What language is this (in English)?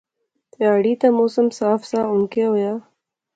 Pahari-Potwari